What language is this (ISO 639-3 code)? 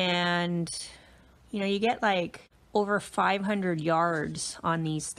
eng